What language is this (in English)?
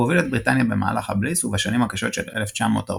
Hebrew